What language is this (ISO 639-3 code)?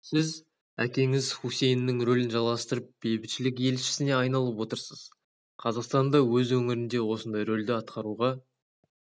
kaz